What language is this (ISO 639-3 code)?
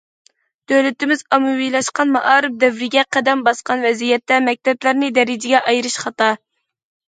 uig